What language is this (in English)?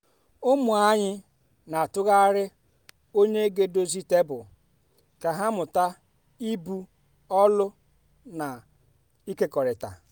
Igbo